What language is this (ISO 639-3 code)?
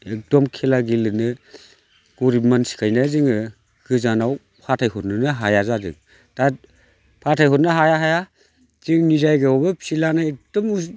brx